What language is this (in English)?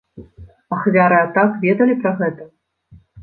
Belarusian